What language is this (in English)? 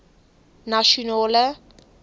Afrikaans